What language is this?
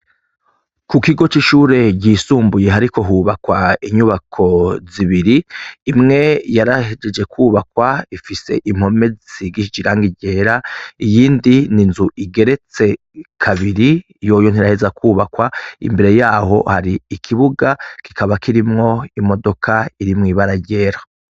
Rundi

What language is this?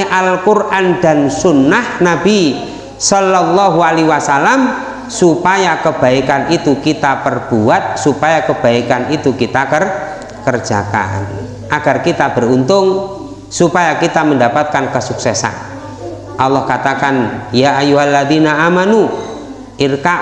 Indonesian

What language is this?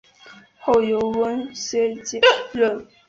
Chinese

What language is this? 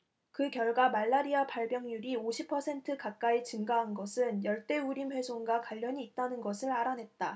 Korean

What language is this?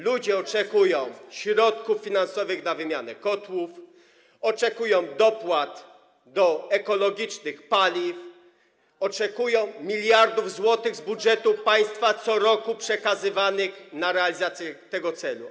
Polish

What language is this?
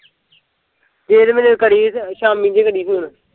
Punjabi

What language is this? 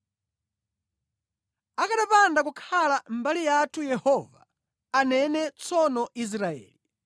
Nyanja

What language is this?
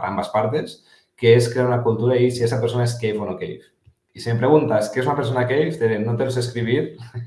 Spanish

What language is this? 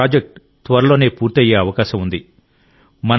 Telugu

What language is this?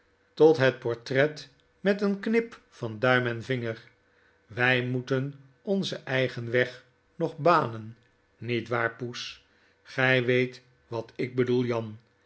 Dutch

